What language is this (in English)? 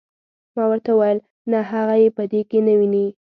Pashto